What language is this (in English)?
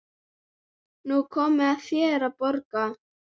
Icelandic